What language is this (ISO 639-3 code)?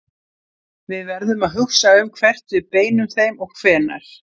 isl